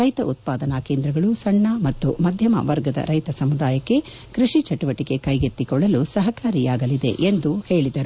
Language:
Kannada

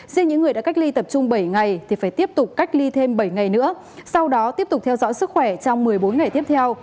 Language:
Vietnamese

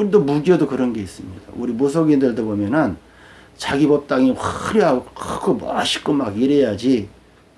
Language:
Korean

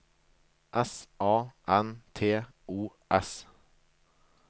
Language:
Norwegian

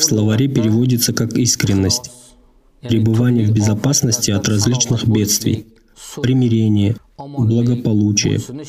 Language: Russian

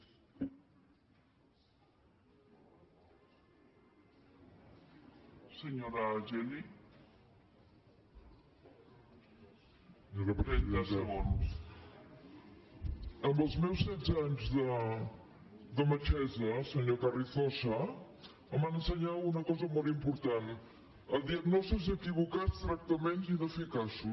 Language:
Catalan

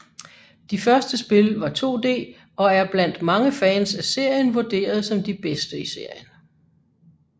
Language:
Danish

